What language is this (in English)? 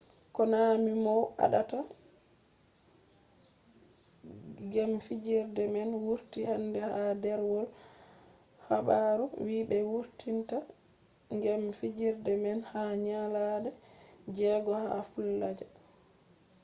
Fula